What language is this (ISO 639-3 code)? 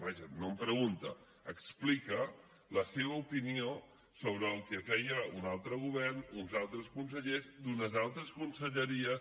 cat